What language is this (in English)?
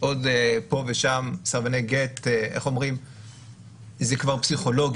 Hebrew